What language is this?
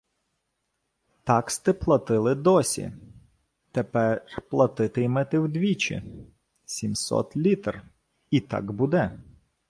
Ukrainian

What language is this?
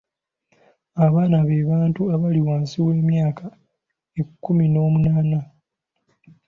Ganda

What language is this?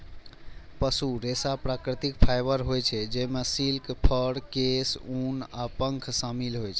Maithili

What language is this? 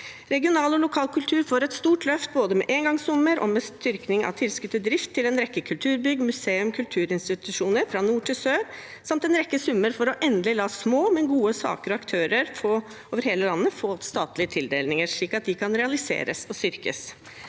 Norwegian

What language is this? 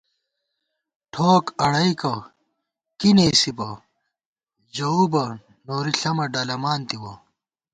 Gawar-Bati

